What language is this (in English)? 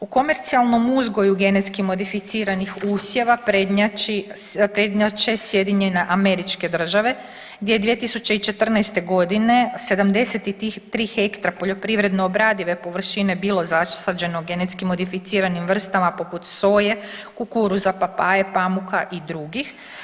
Croatian